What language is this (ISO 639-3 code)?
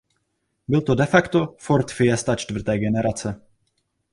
ces